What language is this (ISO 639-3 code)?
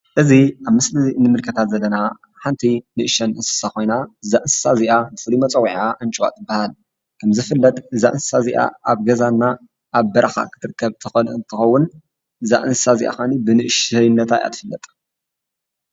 tir